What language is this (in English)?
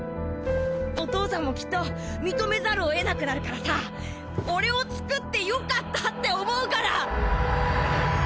Japanese